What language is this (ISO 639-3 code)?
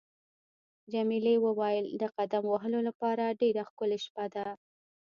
pus